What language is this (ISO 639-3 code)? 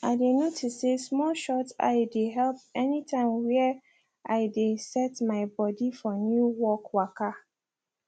pcm